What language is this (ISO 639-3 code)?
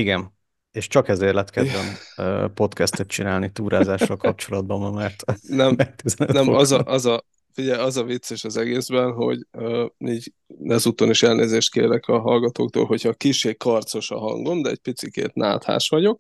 hun